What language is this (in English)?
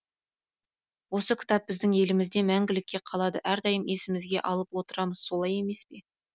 Kazakh